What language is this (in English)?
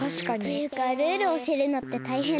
Japanese